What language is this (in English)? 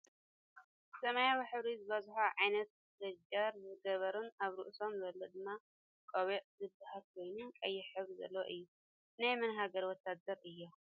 Tigrinya